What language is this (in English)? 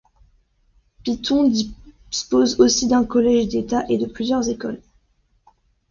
French